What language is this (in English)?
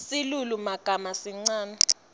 Swati